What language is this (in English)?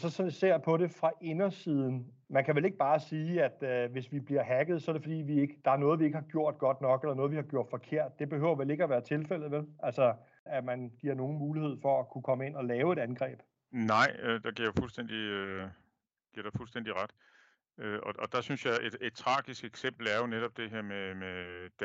Danish